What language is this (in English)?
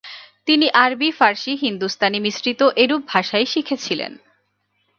Bangla